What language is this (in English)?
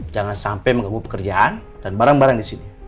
Indonesian